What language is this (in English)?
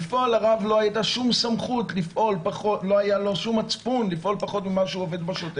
Hebrew